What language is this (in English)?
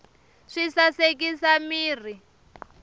Tsonga